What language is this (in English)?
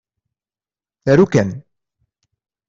Kabyle